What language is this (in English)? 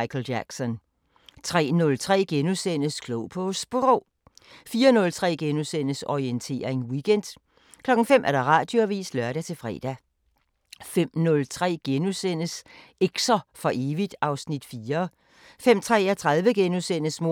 Danish